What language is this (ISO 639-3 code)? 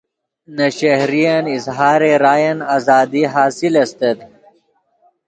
ydg